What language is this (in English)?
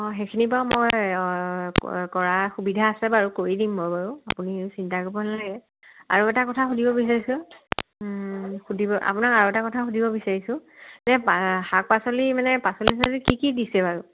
Assamese